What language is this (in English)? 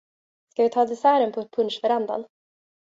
Swedish